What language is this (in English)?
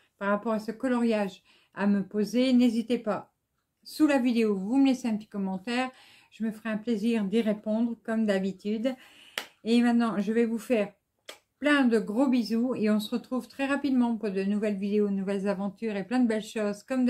French